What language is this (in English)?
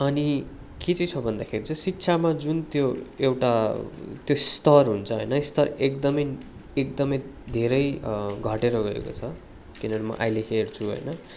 Nepali